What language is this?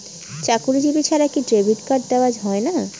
Bangla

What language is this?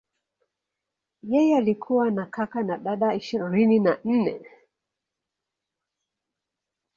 Swahili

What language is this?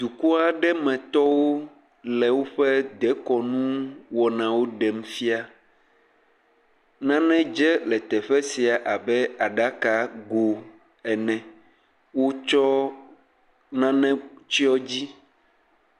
Ewe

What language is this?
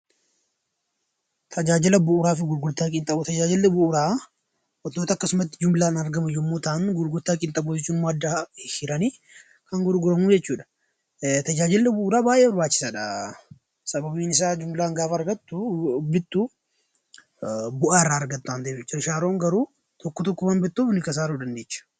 Oromo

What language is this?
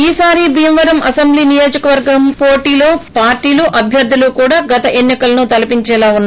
Telugu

